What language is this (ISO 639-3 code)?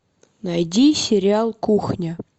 rus